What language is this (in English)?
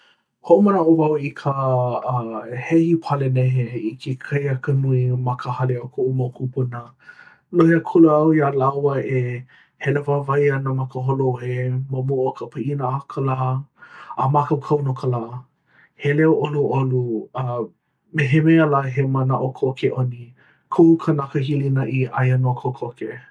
Hawaiian